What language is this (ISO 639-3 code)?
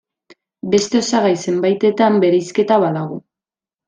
eus